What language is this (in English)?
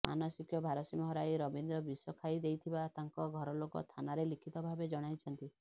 Odia